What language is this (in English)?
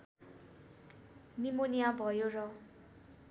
Nepali